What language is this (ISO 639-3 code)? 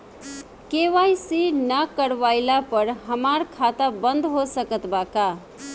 bho